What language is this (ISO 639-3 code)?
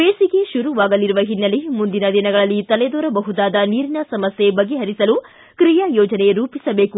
kan